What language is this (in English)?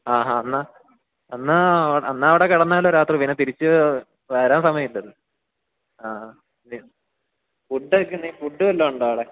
Malayalam